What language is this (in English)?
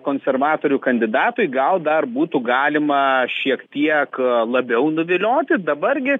Lithuanian